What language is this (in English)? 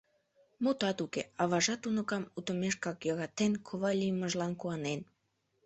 Mari